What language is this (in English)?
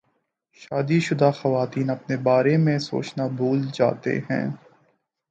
Urdu